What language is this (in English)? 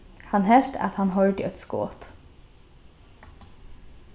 Faroese